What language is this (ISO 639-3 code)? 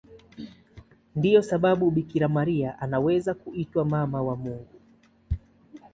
swa